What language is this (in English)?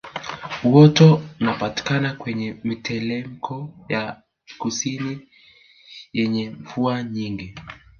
Swahili